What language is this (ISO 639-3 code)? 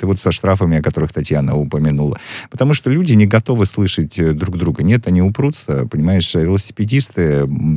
rus